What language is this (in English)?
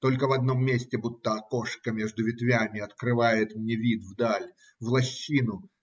Russian